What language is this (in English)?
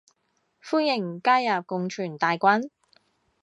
Cantonese